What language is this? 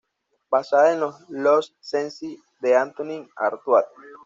Spanish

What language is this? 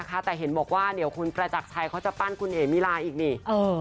Thai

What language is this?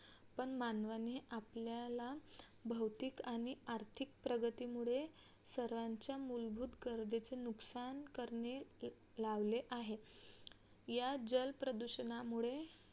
Marathi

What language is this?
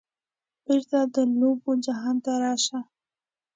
Pashto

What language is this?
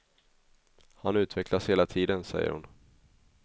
Swedish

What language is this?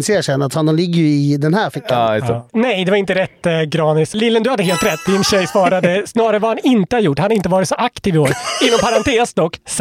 Swedish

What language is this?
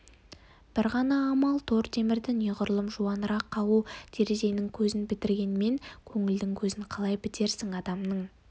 Kazakh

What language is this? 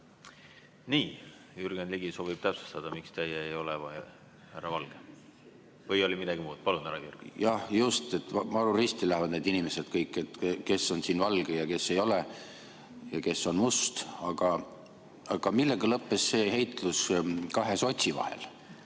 Estonian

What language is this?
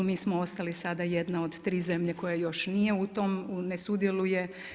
Croatian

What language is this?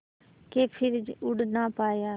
Hindi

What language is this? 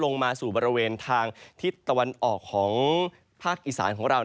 Thai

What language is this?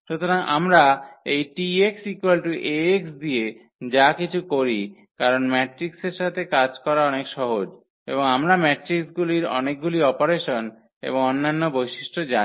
Bangla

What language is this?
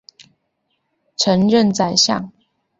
Chinese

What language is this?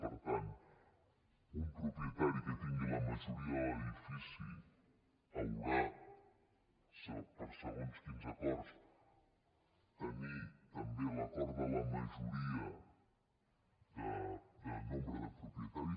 Catalan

